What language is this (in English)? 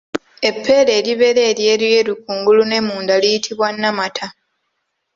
Ganda